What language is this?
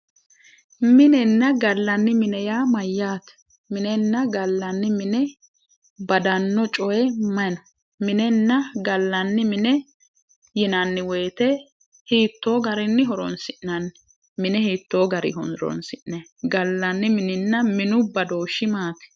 Sidamo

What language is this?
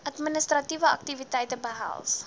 Afrikaans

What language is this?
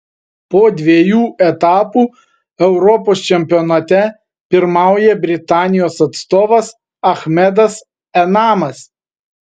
Lithuanian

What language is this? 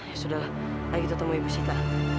Indonesian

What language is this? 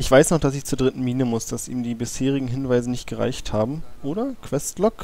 German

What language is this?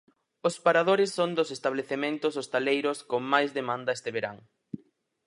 Galician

